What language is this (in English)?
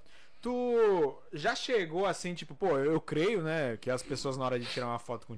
Portuguese